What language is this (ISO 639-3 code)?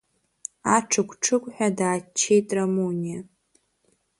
abk